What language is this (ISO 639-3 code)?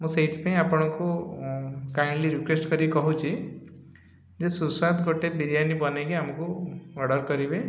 ori